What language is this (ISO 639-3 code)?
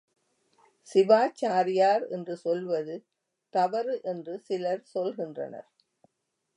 tam